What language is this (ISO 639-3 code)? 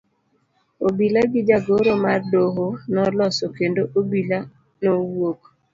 luo